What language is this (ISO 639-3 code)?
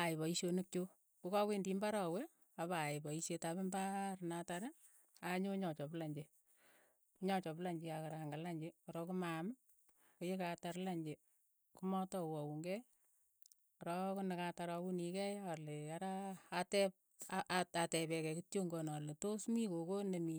eyo